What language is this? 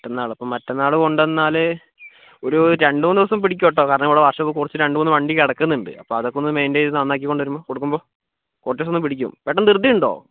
Malayalam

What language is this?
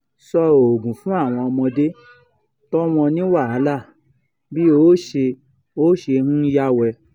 Yoruba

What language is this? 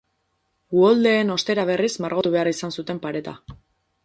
Basque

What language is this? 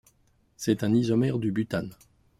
French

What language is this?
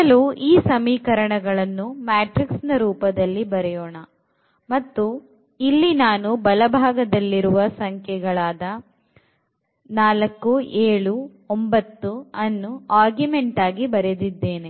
Kannada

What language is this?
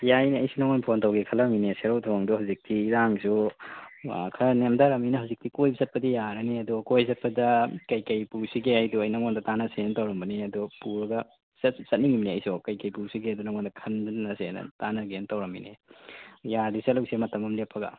Manipuri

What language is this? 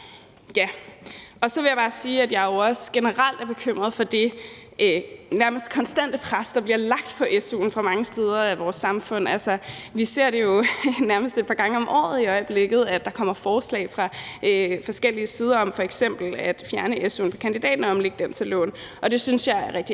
Danish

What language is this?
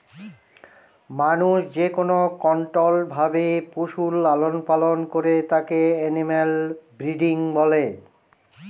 Bangla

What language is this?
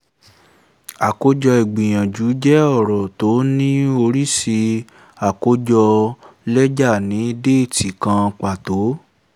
Yoruba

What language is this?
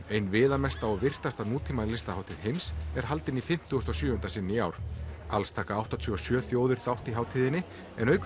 Icelandic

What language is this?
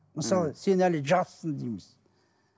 Kazakh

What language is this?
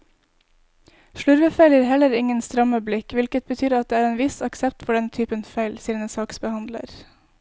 Norwegian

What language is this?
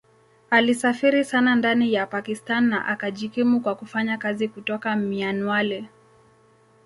Swahili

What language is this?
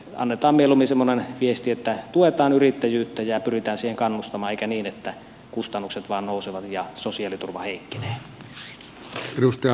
Finnish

